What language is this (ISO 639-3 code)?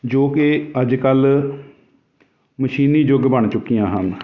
pan